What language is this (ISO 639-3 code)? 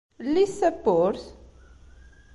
kab